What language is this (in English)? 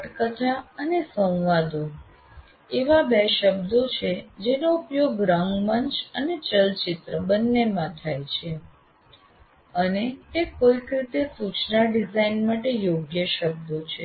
Gujarati